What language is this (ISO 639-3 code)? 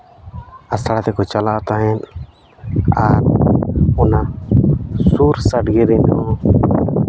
sat